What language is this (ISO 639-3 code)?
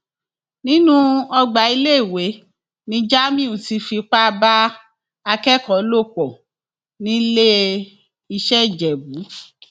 yor